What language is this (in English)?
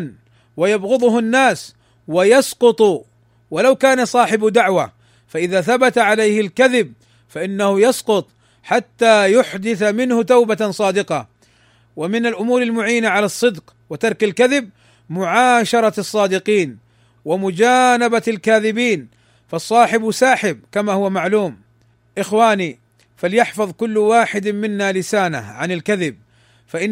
Arabic